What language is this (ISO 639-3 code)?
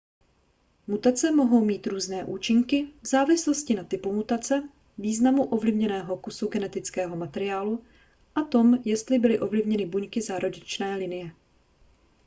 ces